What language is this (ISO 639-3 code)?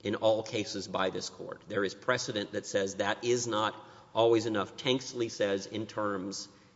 eng